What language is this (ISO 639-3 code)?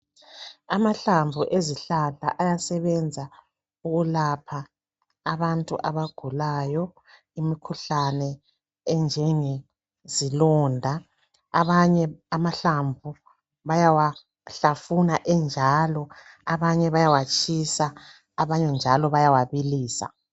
nde